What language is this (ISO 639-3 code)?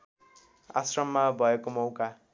nep